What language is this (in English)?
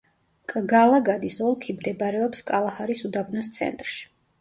Georgian